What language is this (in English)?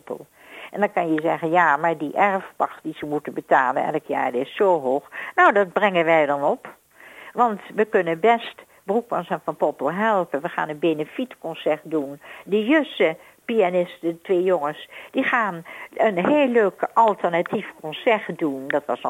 Dutch